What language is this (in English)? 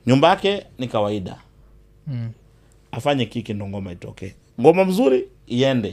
Swahili